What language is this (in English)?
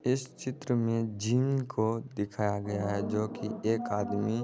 Magahi